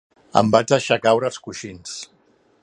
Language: Catalan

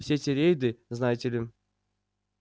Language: Russian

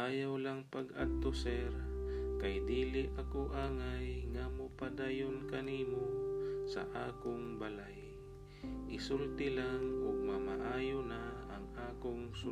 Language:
Filipino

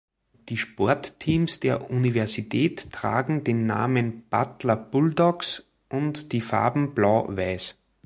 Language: German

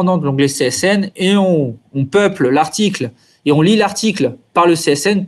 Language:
French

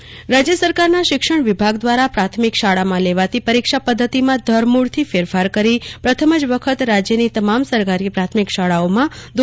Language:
Gujarati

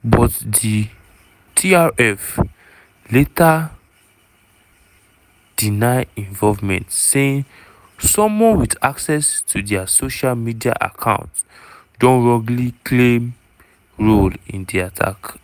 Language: Nigerian Pidgin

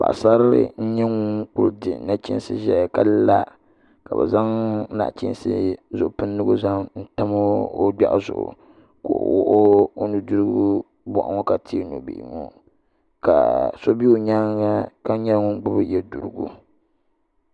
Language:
Dagbani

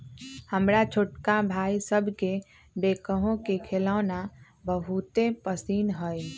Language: Magahi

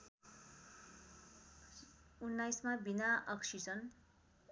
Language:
Nepali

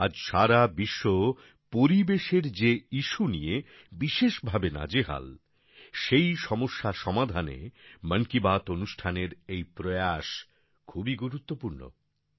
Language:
Bangla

